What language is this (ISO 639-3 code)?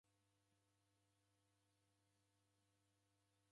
dav